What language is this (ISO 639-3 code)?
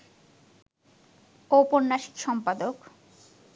ben